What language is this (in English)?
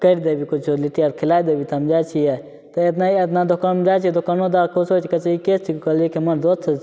Maithili